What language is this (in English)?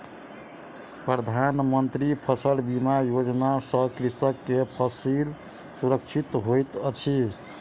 Maithili